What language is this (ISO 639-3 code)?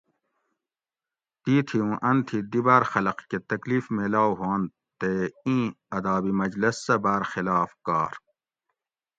gwc